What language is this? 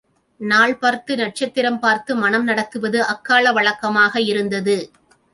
Tamil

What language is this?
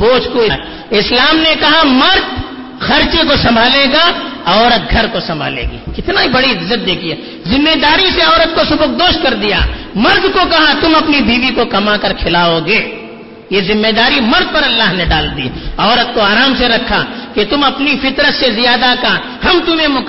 Urdu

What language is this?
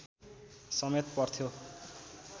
Nepali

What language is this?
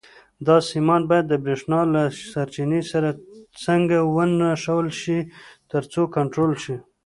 Pashto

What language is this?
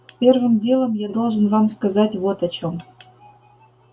Russian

